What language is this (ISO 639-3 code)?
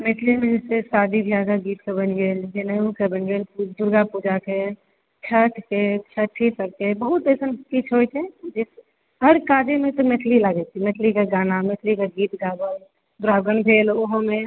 mai